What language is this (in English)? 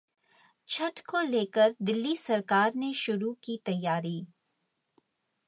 Hindi